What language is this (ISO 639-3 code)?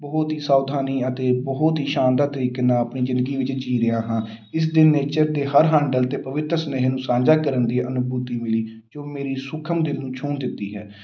pan